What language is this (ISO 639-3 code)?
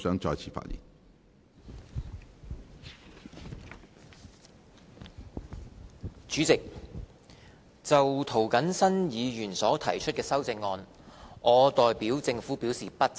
yue